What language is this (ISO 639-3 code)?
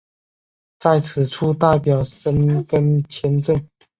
zho